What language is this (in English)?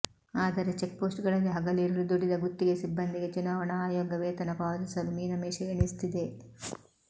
Kannada